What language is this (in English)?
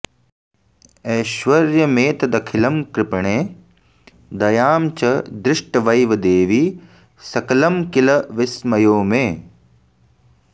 Sanskrit